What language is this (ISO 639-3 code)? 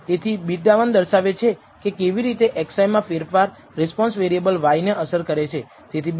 guj